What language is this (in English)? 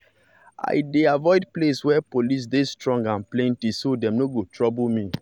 Nigerian Pidgin